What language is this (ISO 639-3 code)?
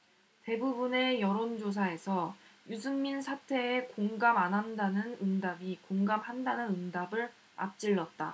kor